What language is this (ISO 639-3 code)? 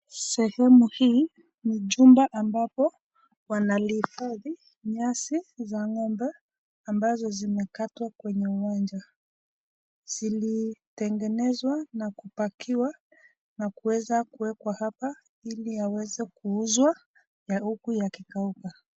swa